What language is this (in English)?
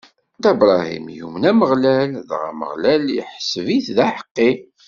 Kabyle